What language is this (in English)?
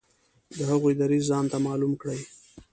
Pashto